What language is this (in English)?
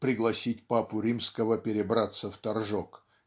Russian